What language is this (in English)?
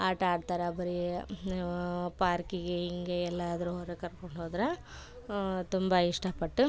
Kannada